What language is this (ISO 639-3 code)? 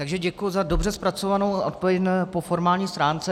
ces